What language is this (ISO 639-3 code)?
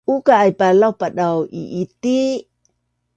bnn